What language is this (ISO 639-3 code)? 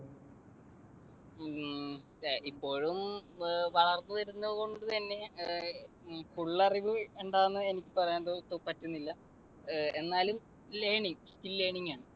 mal